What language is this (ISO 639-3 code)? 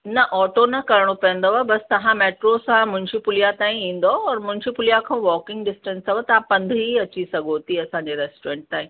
snd